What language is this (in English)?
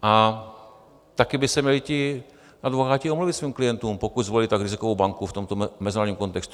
Czech